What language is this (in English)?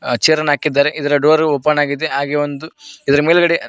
Kannada